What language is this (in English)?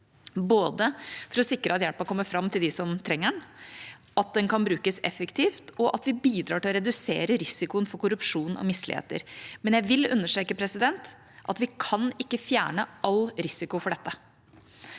Norwegian